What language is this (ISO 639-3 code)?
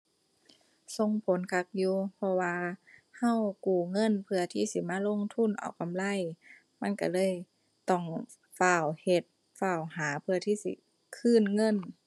tha